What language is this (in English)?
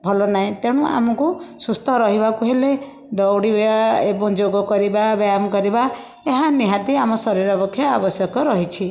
Odia